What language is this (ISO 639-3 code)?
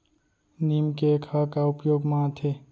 hne